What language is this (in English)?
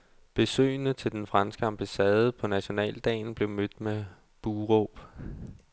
Danish